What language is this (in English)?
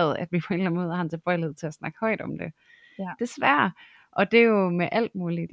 Danish